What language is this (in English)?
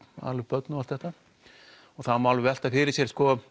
Icelandic